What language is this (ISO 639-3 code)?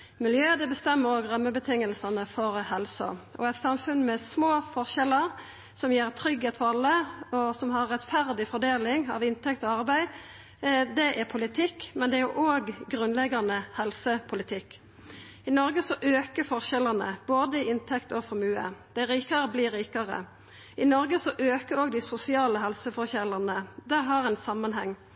nno